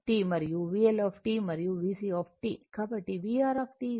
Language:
Telugu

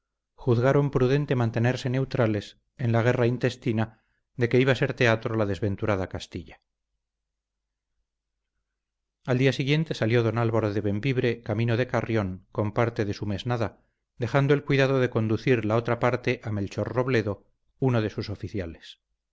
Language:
Spanish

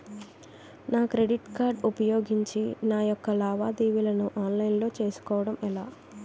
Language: Telugu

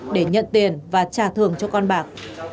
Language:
Vietnamese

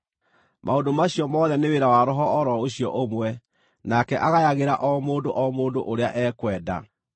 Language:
Kikuyu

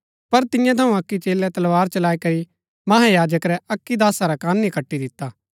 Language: Gaddi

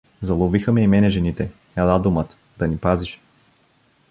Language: Bulgarian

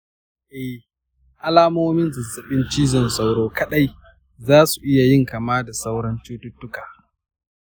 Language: Hausa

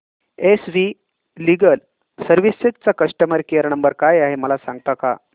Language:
Marathi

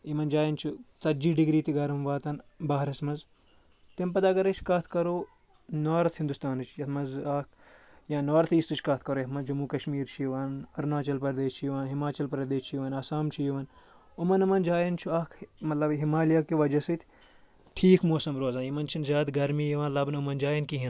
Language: Kashmiri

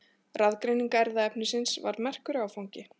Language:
Icelandic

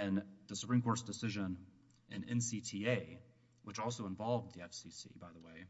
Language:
English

